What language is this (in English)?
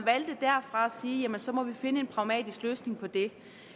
Danish